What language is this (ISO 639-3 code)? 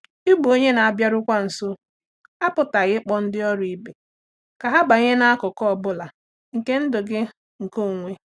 ibo